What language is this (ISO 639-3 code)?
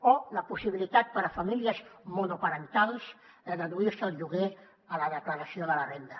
cat